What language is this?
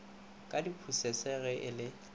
Northern Sotho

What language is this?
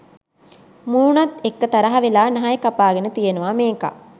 Sinhala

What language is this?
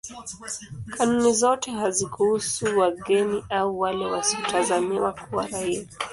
Swahili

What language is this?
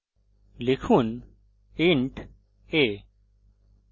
Bangla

